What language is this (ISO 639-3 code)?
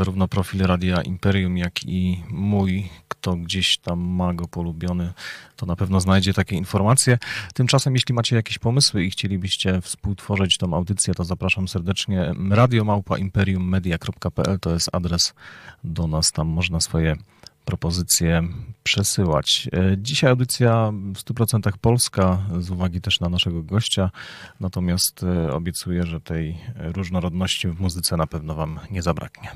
pol